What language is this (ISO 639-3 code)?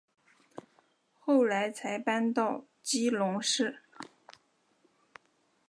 zho